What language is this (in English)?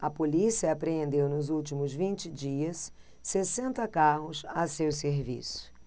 Portuguese